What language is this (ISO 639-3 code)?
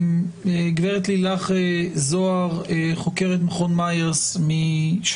heb